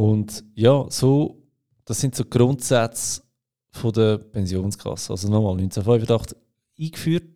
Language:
German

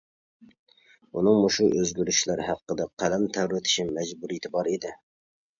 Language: Uyghur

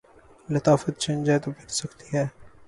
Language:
Urdu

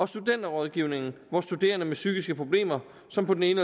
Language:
Danish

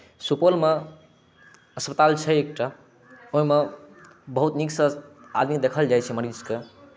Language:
Maithili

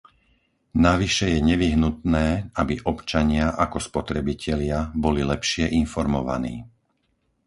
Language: Slovak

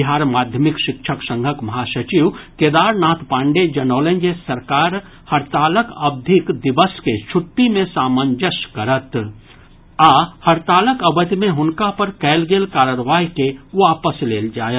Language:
Maithili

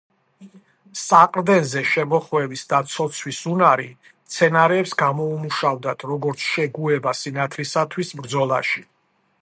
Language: Georgian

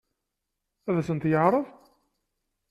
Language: Kabyle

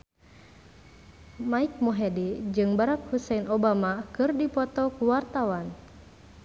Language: Sundanese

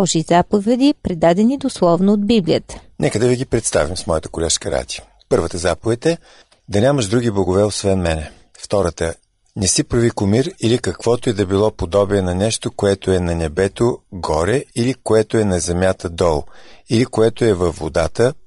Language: Bulgarian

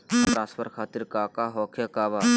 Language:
Magahi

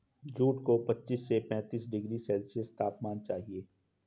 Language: Hindi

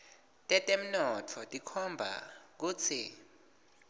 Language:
Swati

